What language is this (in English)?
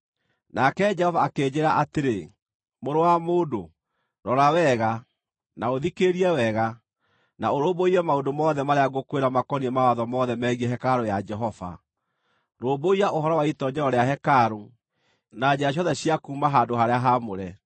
Kikuyu